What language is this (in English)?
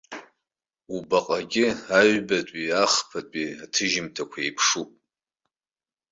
Abkhazian